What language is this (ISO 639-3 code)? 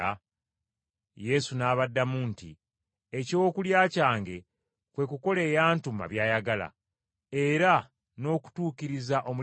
lug